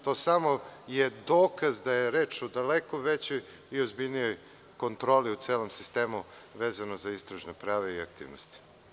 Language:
Serbian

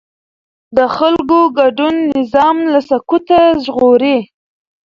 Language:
Pashto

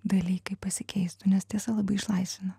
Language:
Lithuanian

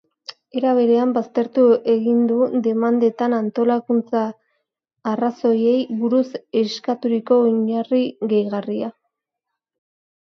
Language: Basque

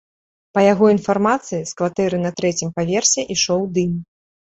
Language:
Belarusian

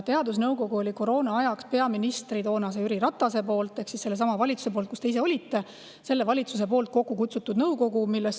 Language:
Estonian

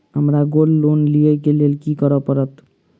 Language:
Maithili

